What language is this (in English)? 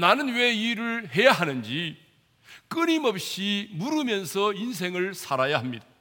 Korean